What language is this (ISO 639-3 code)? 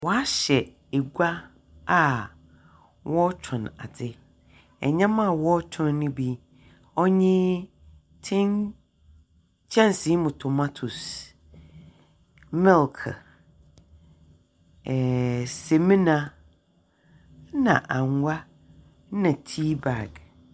aka